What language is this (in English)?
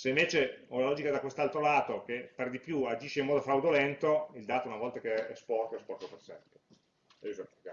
Italian